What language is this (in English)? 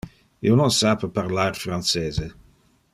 Interlingua